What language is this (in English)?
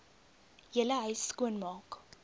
Afrikaans